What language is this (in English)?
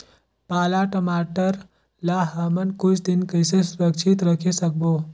Chhattisgarhi